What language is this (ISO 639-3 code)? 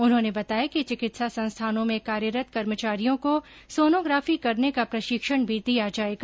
hin